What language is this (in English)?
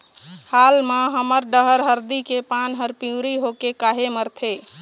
Chhattisgarhi